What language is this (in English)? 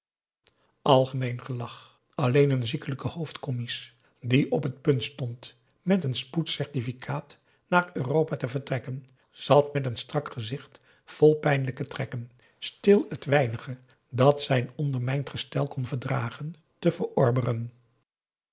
Dutch